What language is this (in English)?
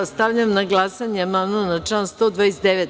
Serbian